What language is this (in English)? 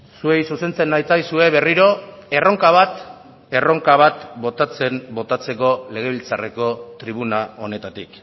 Basque